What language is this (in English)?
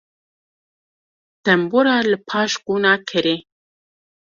Kurdish